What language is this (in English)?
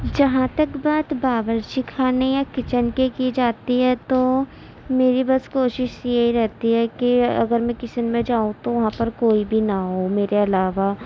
Urdu